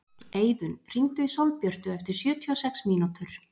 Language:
Icelandic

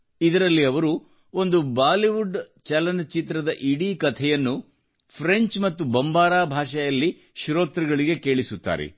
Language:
Kannada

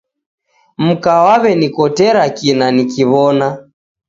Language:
Taita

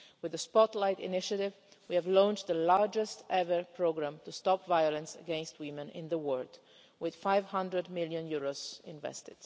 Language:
English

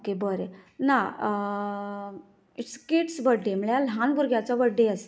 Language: Konkani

